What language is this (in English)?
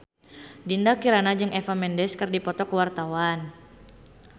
Sundanese